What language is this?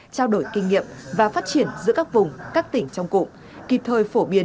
Vietnamese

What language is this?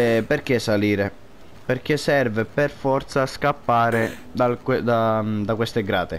Italian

